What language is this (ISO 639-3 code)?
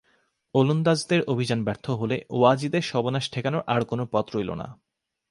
ben